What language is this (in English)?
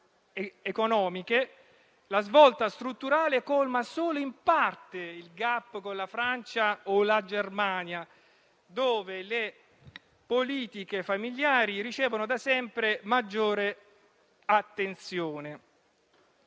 Italian